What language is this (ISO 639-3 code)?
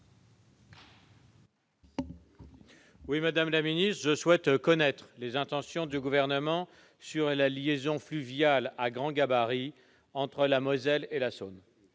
fra